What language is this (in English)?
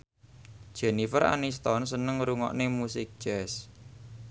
Javanese